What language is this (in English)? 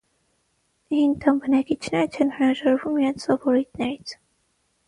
Armenian